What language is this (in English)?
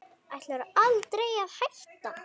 Icelandic